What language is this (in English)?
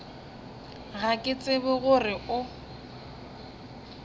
Northern Sotho